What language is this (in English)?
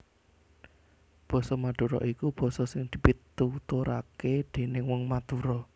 Javanese